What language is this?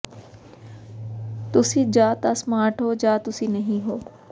Punjabi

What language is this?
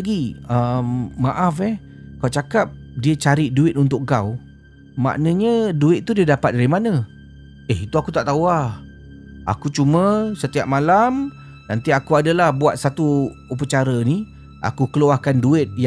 Malay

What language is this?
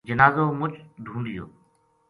Gujari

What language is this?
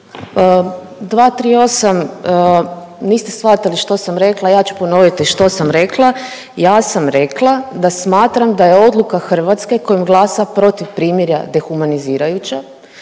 Croatian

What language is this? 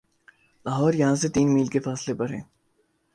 Urdu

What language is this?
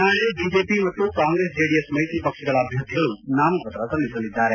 Kannada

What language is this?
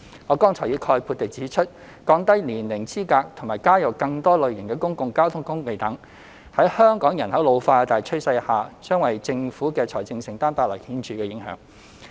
Cantonese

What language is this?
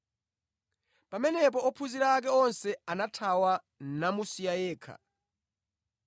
Nyanja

